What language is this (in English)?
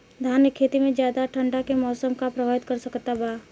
Bhojpuri